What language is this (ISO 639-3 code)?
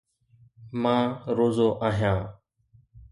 snd